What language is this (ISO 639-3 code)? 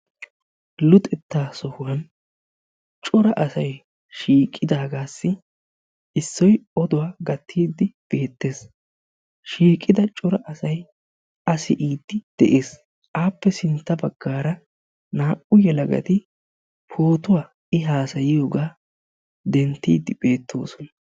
wal